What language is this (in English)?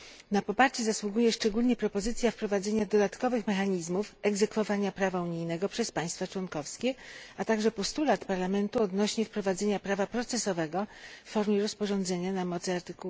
Polish